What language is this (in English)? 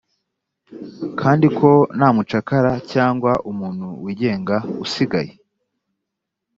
Kinyarwanda